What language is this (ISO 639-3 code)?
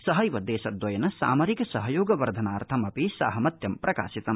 san